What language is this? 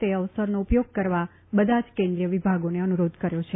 Gujarati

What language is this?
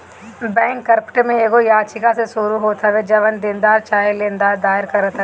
Bhojpuri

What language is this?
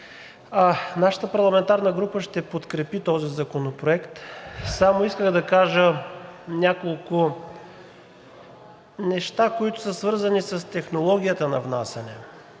Bulgarian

